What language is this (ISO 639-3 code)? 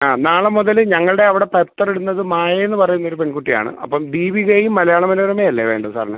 mal